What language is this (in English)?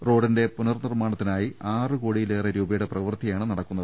Malayalam